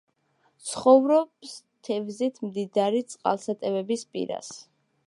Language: Georgian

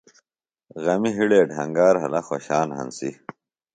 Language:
Phalura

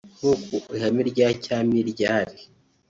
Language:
Kinyarwanda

